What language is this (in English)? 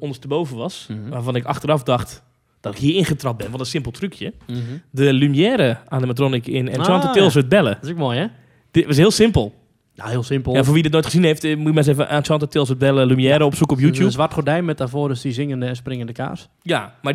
Dutch